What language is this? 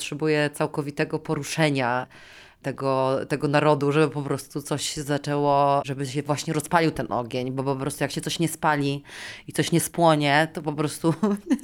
Polish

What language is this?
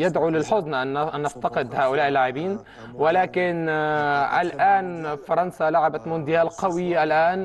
Arabic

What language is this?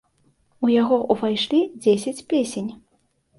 Belarusian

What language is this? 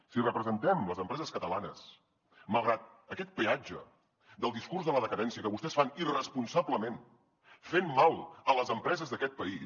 Catalan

